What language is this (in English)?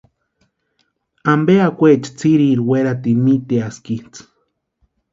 Western Highland Purepecha